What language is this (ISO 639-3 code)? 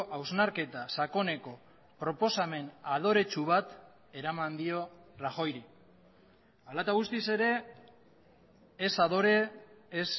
eus